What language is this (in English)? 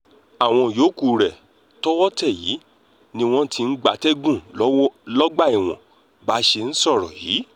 Yoruba